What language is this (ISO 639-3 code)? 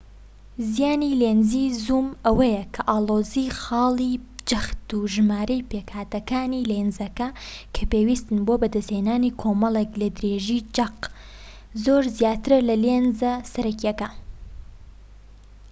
ckb